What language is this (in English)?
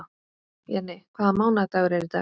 Icelandic